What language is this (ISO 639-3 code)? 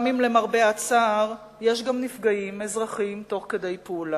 heb